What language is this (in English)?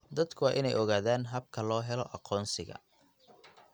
Somali